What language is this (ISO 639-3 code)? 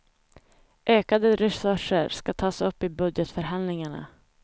swe